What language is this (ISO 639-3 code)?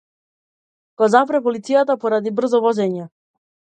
mkd